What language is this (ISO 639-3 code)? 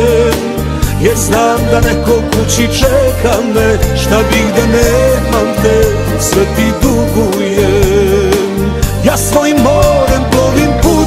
ron